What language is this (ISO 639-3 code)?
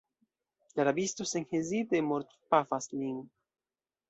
epo